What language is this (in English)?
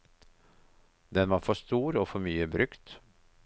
Norwegian